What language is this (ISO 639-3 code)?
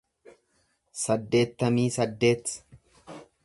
orm